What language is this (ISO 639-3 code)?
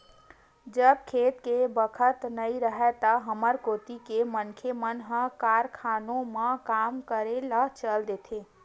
hne